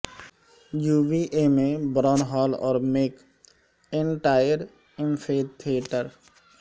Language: Urdu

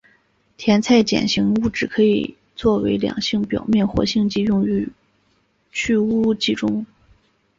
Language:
Chinese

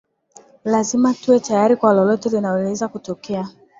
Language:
Swahili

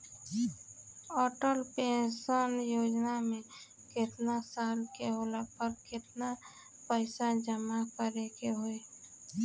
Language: Bhojpuri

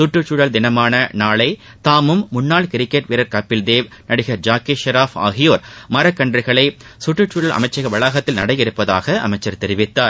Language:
Tamil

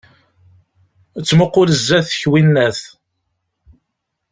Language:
Kabyle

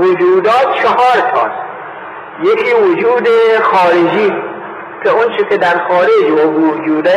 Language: Persian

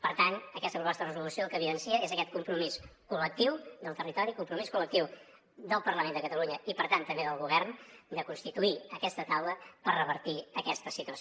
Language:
Catalan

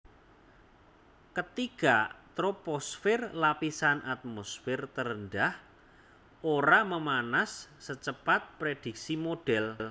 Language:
Javanese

